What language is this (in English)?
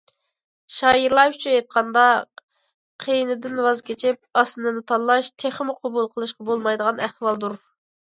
Uyghur